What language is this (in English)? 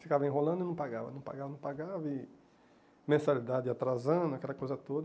Portuguese